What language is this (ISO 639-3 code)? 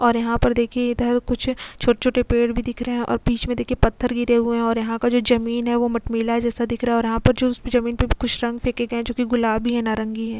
hin